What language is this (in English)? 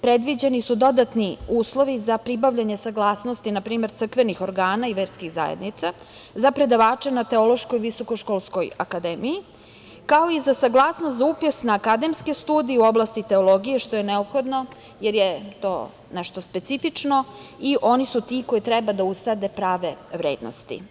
Serbian